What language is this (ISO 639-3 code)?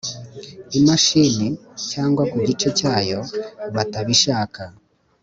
kin